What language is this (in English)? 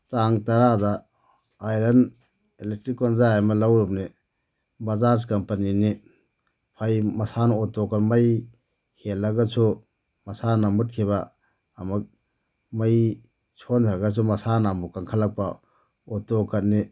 Manipuri